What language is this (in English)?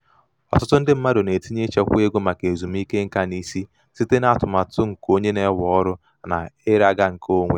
Igbo